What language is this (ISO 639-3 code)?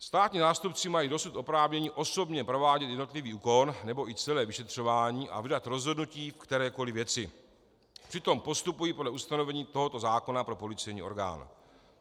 ces